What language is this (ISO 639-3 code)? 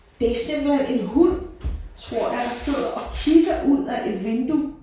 dan